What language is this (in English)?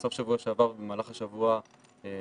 Hebrew